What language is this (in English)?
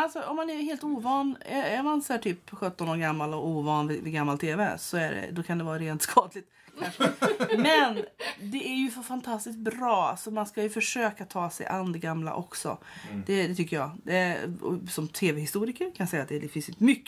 Swedish